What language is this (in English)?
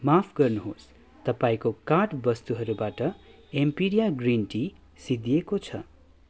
Nepali